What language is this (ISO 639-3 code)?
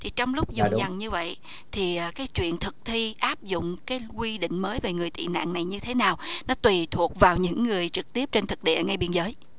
vie